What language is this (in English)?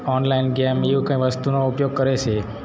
Gujarati